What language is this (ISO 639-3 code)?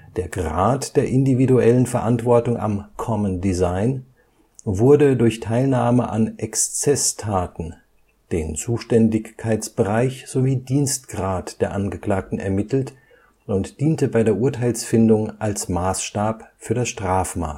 deu